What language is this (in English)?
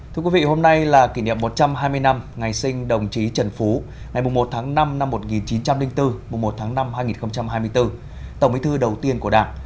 Vietnamese